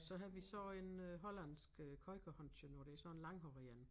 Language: Danish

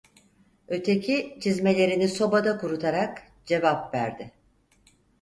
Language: Turkish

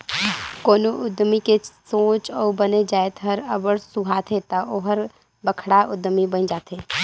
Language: Chhattisgarhi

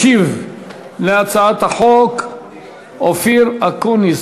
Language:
Hebrew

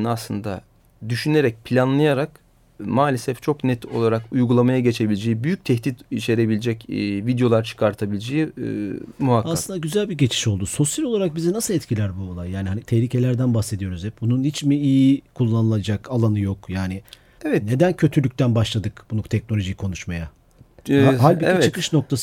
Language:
Turkish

